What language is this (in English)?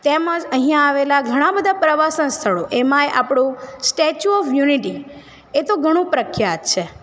Gujarati